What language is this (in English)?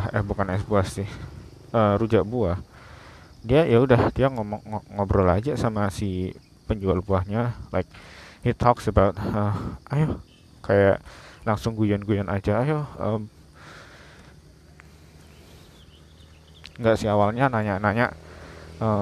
Indonesian